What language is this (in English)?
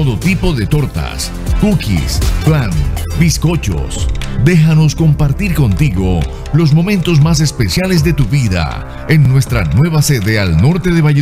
Spanish